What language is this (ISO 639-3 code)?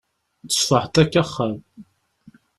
kab